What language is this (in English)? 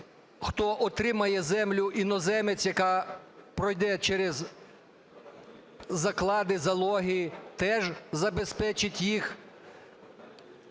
Ukrainian